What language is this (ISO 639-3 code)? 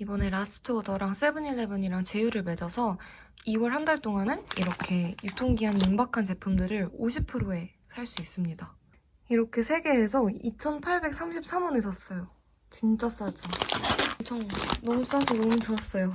kor